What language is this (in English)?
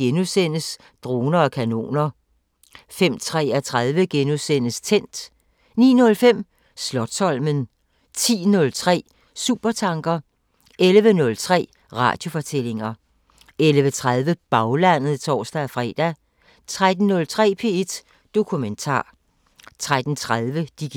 Danish